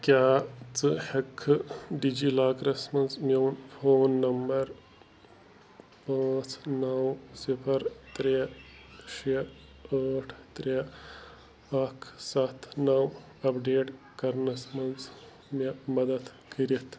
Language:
Kashmiri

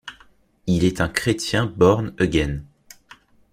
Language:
French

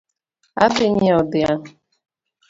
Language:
Luo (Kenya and Tanzania)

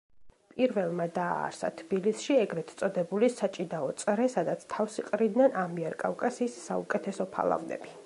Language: Georgian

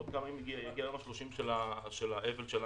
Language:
Hebrew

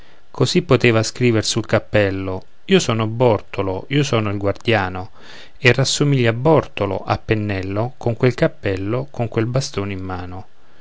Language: Italian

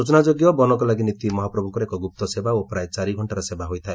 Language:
Odia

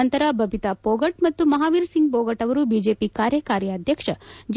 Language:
Kannada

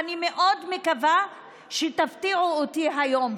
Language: Hebrew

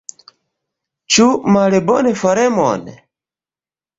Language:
Esperanto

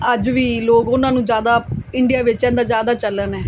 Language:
Punjabi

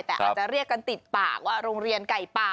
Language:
Thai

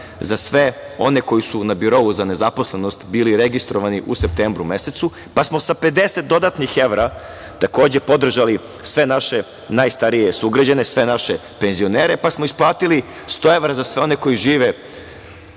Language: Serbian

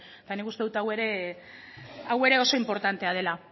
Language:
Basque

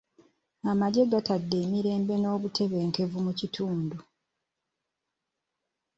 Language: Ganda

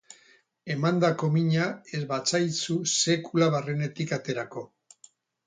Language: Basque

